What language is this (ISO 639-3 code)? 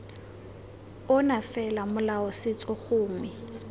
tsn